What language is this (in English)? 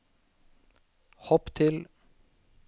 Norwegian